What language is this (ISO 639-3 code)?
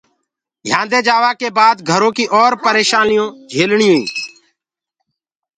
ggg